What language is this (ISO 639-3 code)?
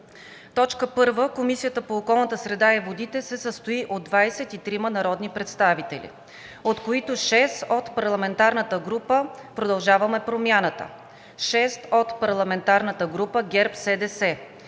bul